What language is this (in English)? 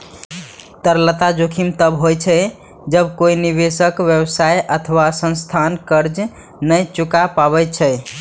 Maithili